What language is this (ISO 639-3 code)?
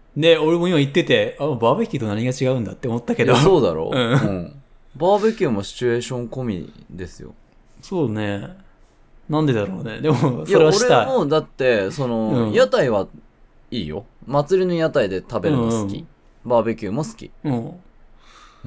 jpn